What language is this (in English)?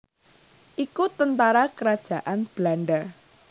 Javanese